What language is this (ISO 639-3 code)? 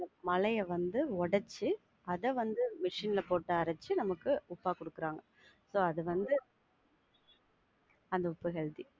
tam